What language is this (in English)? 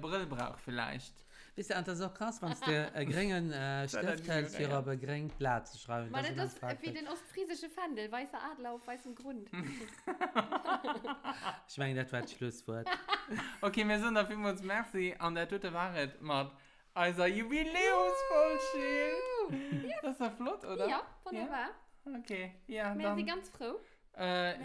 German